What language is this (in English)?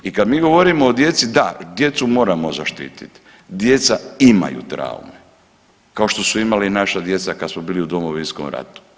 Croatian